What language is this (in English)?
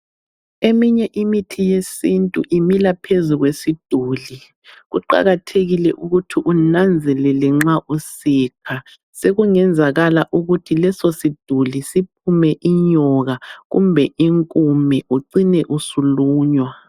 North Ndebele